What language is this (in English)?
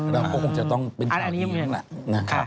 Thai